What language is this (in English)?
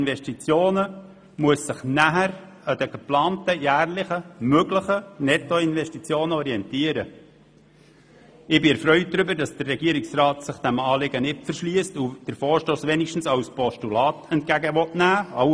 Swiss German